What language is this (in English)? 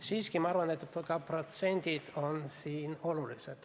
Estonian